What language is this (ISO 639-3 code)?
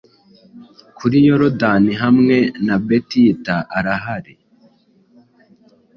kin